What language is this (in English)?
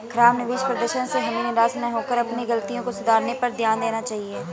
Hindi